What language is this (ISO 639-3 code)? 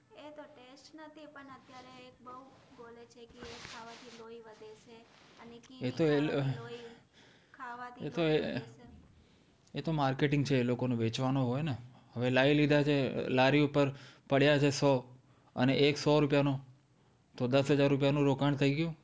guj